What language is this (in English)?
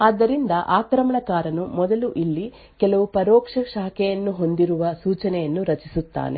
Kannada